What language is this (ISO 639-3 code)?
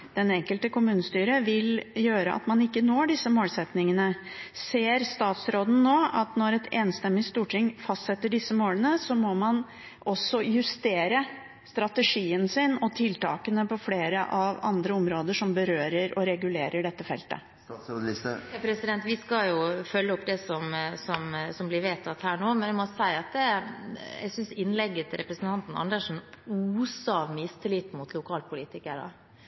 nob